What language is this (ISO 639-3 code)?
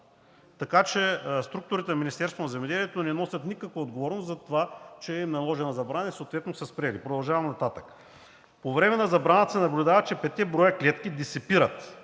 bul